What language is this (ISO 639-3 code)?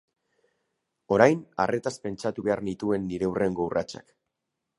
eus